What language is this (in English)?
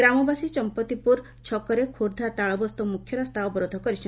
Odia